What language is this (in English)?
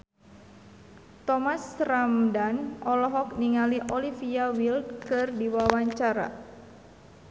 Sundanese